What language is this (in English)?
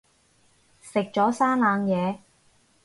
Cantonese